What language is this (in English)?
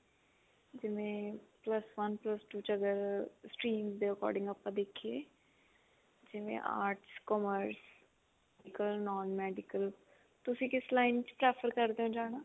Punjabi